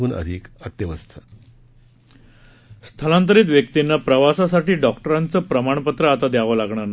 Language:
Marathi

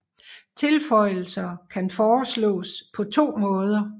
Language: Danish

